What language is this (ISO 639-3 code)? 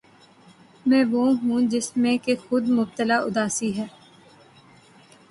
urd